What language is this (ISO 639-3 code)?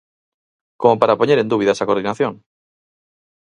glg